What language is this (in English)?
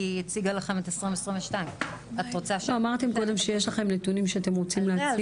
Hebrew